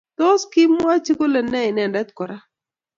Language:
Kalenjin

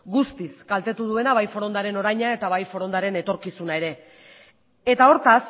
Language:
Basque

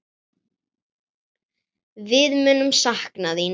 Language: Icelandic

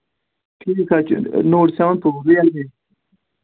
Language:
Kashmiri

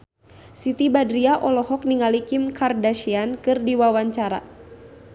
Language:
Sundanese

